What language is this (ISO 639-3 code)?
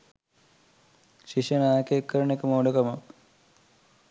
sin